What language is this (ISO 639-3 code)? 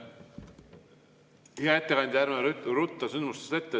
est